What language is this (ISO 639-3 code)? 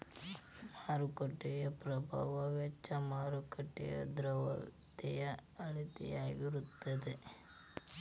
kan